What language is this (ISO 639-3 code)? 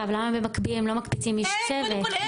heb